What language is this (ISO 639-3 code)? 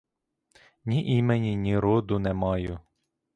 ukr